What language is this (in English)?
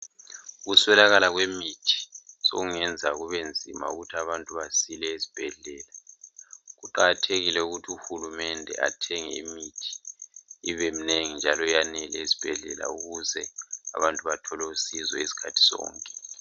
North Ndebele